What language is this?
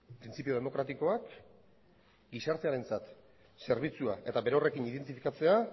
Basque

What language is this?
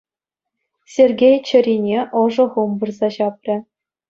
Chuvash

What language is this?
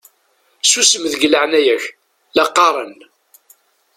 Kabyle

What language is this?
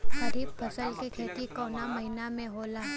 Bhojpuri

